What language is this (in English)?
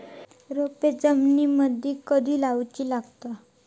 Marathi